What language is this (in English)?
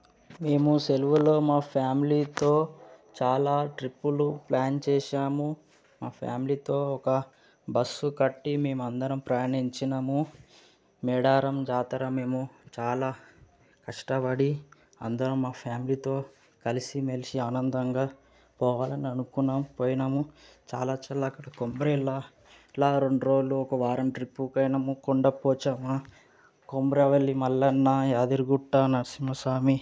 Telugu